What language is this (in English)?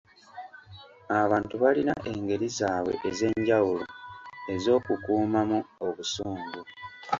Ganda